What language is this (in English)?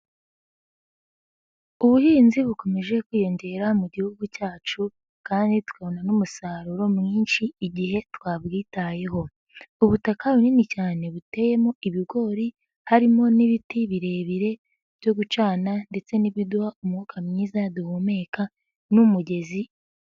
Kinyarwanda